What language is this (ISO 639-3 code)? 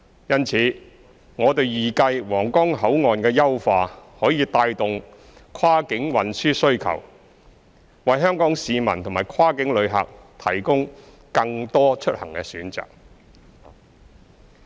yue